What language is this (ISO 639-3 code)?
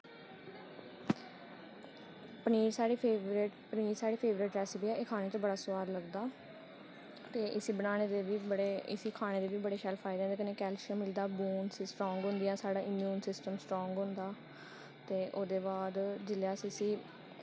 doi